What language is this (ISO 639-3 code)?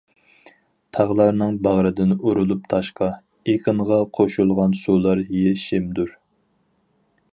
uig